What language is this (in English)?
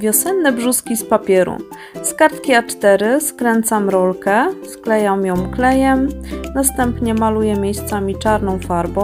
Polish